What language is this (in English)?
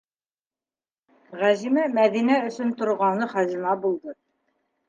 Bashkir